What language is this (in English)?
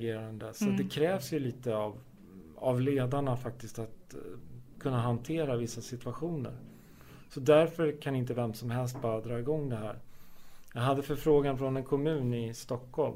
Swedish